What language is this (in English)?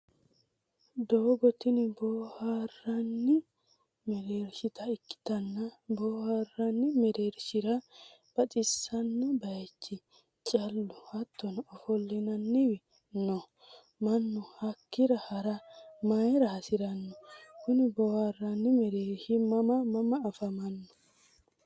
Sidamo